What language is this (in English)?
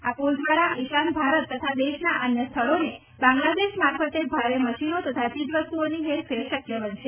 Gujarati